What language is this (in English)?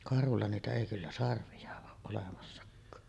Finnish